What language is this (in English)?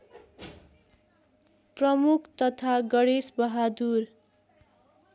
Nepali